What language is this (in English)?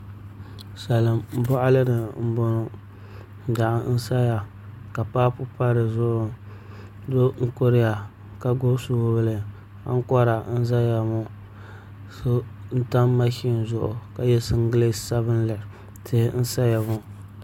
Dagbani